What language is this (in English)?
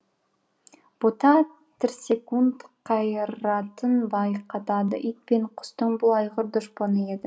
Kazakh